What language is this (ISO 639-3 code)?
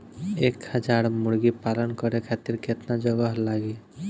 bho